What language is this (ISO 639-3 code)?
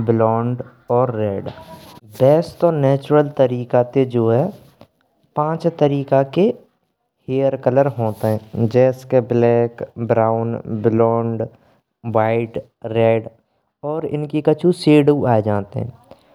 bra